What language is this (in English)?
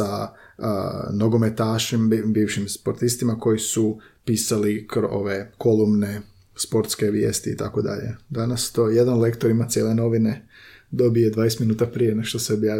Croatian